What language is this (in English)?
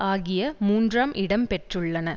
Tamil